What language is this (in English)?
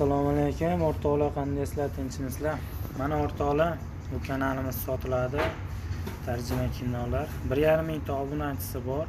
Turkish